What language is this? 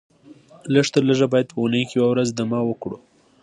Pashto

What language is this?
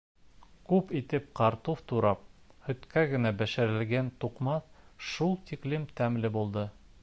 Bashkir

